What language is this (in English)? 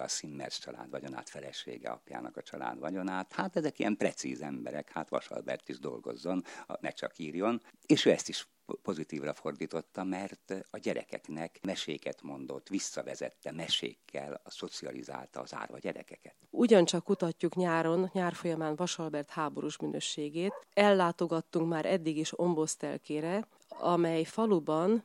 Hungarian